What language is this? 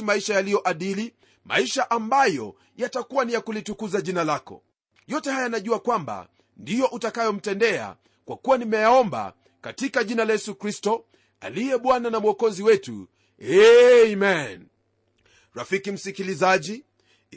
Swahili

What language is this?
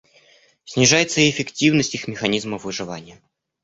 Russian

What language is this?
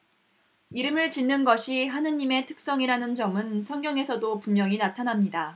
Korean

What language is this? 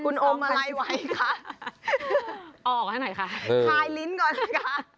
Thai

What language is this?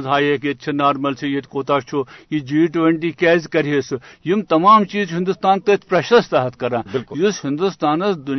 Urdu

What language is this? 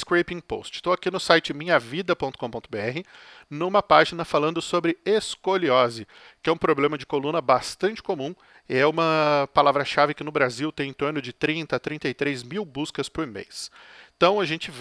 Portuguese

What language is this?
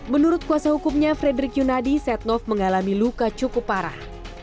Indonesian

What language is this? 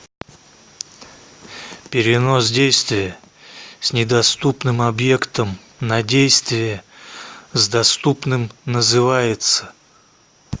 Russian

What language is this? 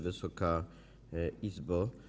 Polish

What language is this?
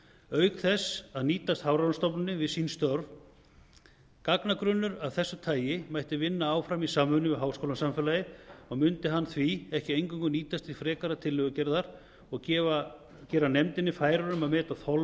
Icelandic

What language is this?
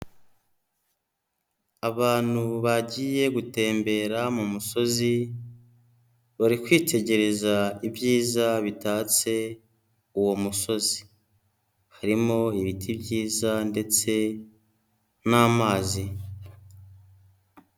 Kinyarwanda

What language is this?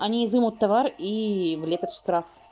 Russian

